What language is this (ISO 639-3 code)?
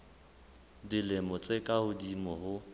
sot